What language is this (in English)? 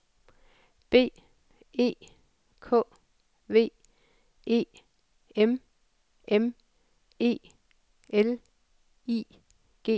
Danish